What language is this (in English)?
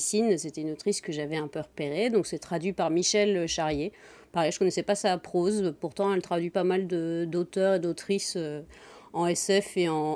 French